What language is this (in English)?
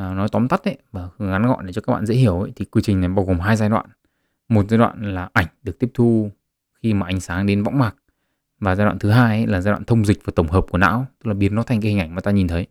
Vietnamese